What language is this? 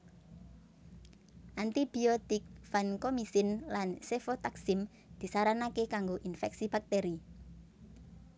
Javanese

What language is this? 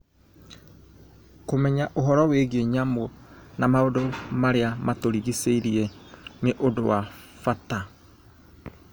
Kikuyu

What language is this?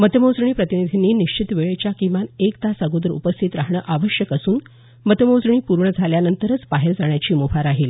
Marathi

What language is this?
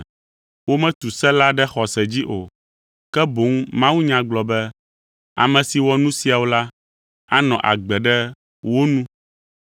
Ewe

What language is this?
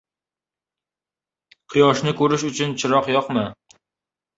Uzbek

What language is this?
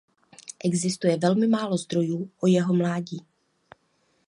Czech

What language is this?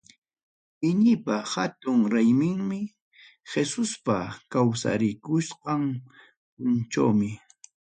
Ayacucho Quechua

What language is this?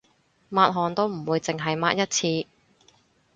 Cantonese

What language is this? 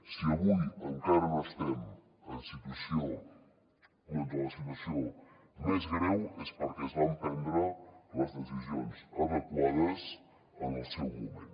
Catalan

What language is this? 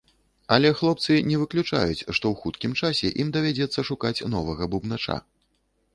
Belarusian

